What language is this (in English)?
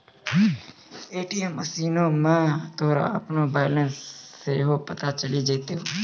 Maithili